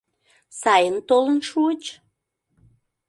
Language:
Mari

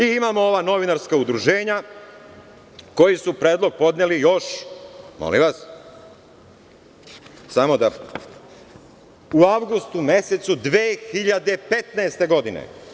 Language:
Serbian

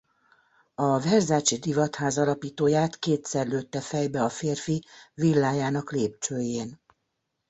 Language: Hungarian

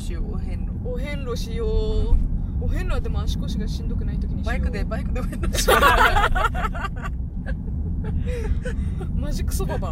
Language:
Japanese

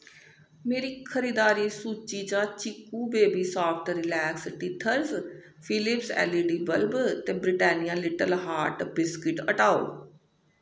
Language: Dogri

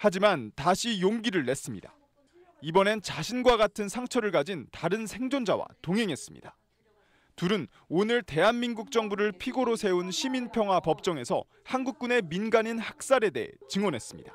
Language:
Korean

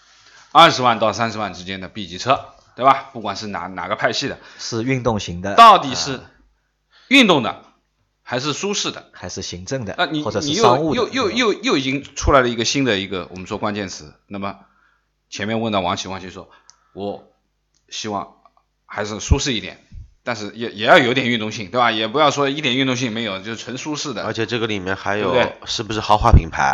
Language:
Chinese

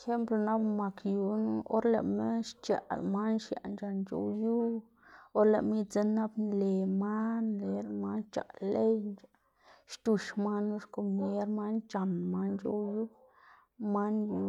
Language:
Xanaguía Zapotec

